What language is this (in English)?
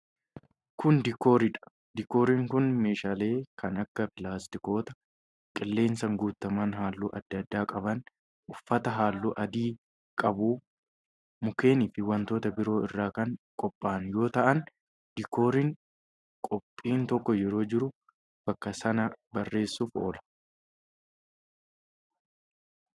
Oromo